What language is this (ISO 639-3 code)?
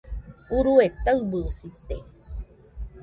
hux